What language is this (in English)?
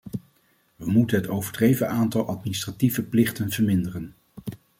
Dutch